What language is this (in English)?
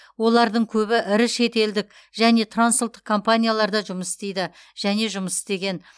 Kazakh